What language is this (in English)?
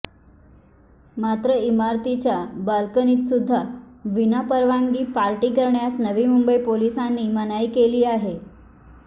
Marathi